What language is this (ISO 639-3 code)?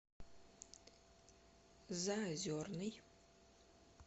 rus